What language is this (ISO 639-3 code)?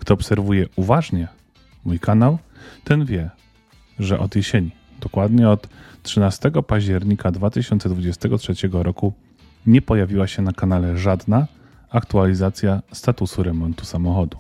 pol